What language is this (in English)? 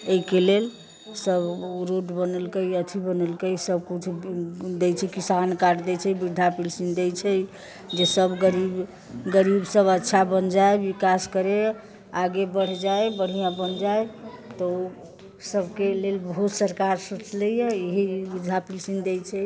Maithili